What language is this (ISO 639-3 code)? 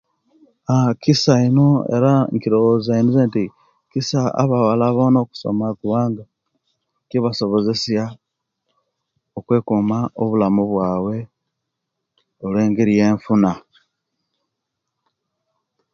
lke